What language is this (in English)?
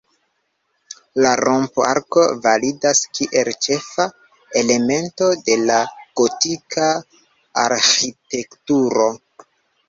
Esperanto